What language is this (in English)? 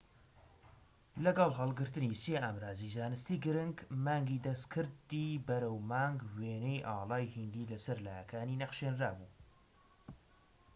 Central Kurdish